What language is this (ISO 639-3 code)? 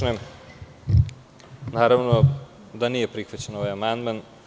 srp